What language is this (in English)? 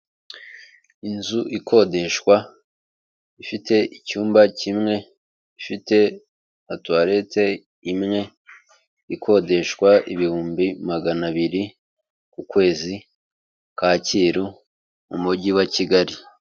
Kinyarwanda